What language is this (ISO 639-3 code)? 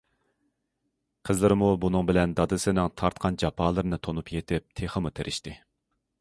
uig